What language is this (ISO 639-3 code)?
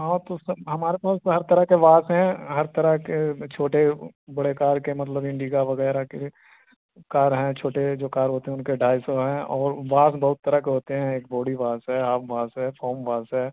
urd